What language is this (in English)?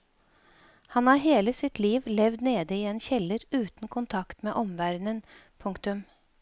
Norwegian